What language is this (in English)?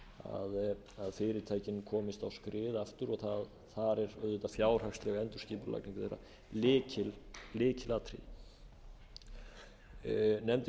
Icelandic